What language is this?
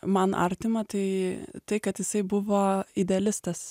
Lithuanian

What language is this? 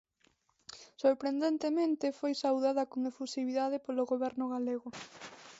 Galician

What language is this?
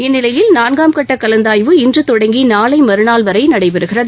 Tamil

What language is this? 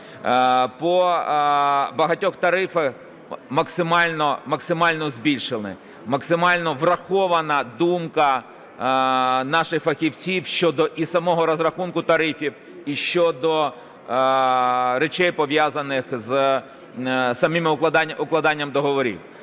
Ukrainian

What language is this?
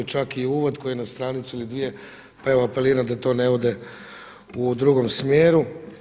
Croatian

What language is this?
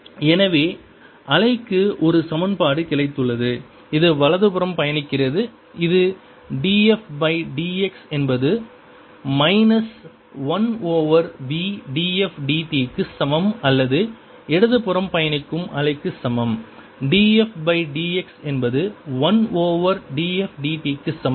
Tamil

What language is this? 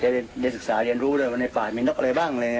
Thai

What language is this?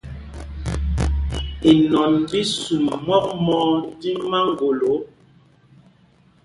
Mpumpong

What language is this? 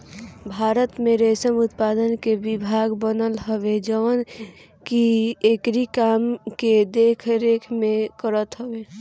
Bhojpuri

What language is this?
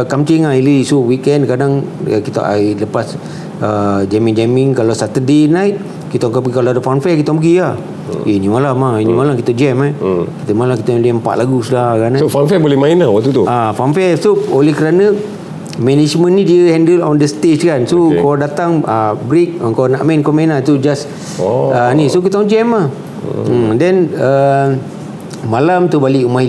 Malay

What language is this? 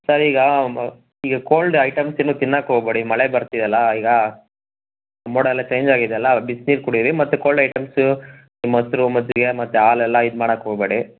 Kannada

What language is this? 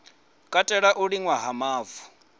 Venda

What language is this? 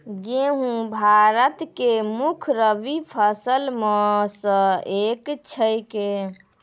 Maithili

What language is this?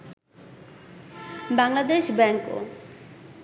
Bangla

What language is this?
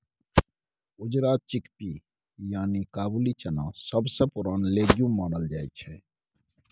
Maithili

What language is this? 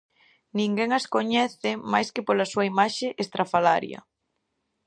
Galician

